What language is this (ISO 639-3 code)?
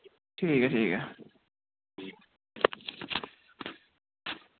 doi